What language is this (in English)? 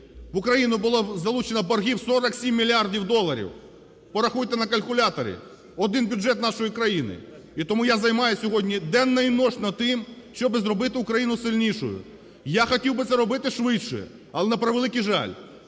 Ukrainian